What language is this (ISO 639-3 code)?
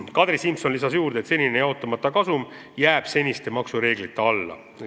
est